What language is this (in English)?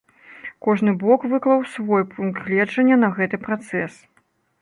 Belarusian